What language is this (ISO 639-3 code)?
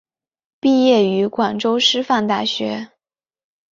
zho